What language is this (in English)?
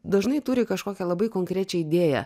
Lithuanian